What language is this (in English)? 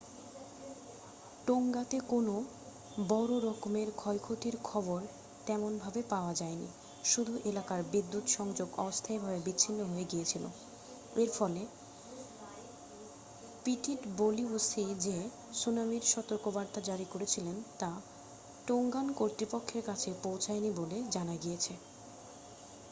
Bangla